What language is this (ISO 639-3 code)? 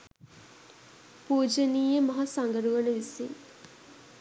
sin